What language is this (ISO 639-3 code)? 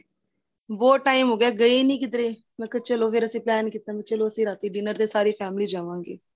pan